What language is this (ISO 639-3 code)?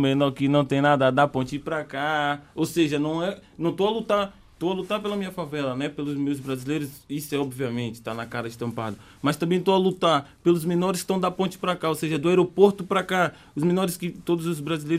por